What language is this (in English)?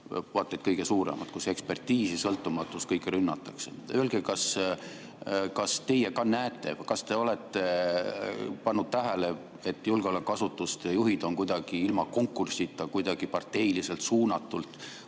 Estonian